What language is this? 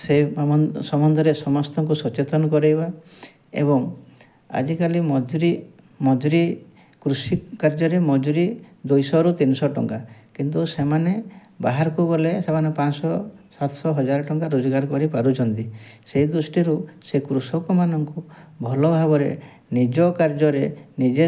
Odia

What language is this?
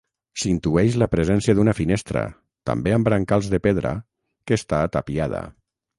Catalan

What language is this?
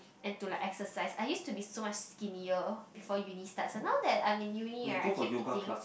English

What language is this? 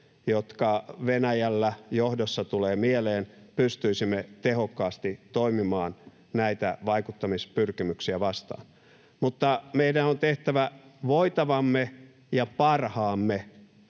Finnish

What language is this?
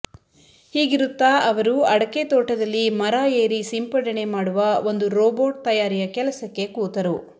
Kannada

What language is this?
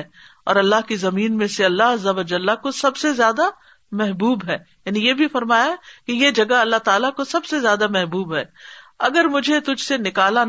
Urdu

